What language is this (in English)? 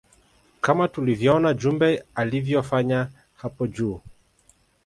Swahili